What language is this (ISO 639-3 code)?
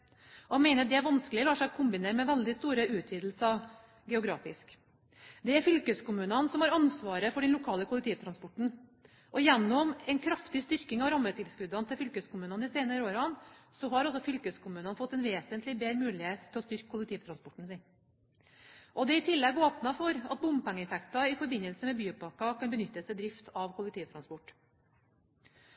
nob